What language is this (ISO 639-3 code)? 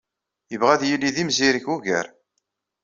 kab